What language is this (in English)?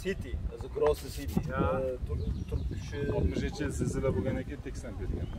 Turkish